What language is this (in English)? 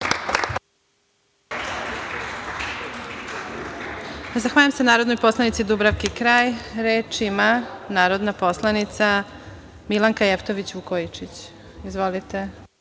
Serbian